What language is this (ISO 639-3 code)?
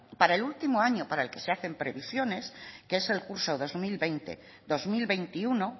spa